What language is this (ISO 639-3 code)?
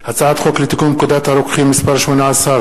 heb